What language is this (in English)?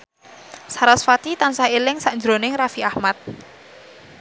Javanese